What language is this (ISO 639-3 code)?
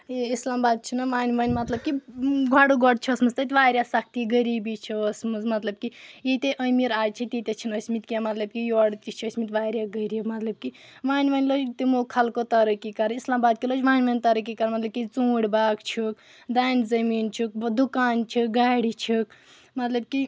kas